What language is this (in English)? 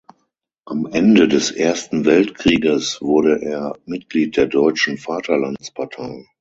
German